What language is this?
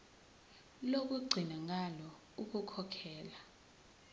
Zulu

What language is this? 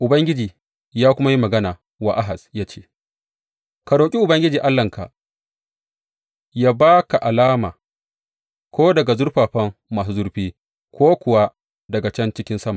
Hausa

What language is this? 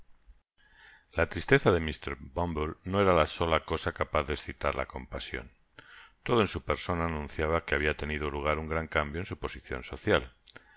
Spanish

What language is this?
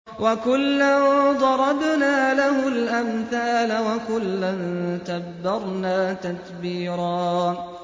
Arabic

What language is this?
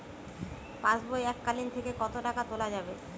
Bangla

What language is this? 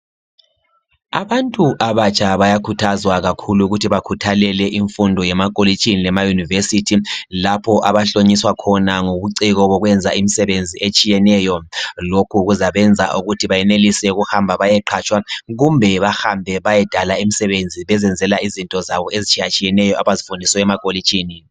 North Ndebele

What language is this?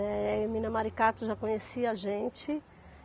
Portuguese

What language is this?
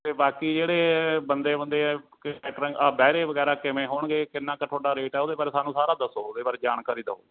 Punjabi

